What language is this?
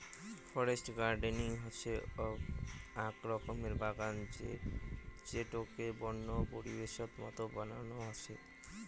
Bangla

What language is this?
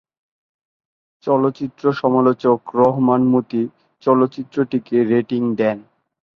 Bangla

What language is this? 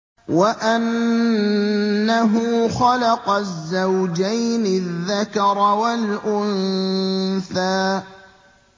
Arabic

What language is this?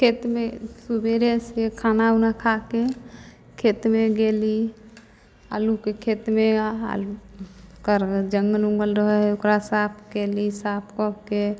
Maithili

